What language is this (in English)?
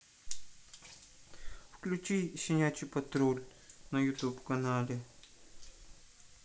Russian